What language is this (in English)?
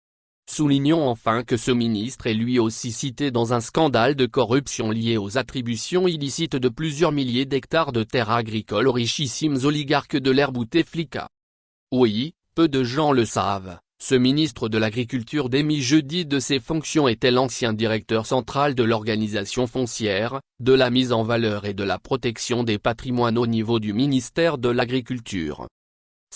French